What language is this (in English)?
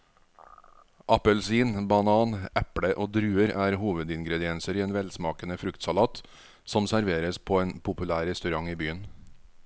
Norwegian